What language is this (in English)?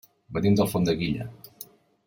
Catalan